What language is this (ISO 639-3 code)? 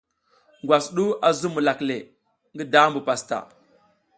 giz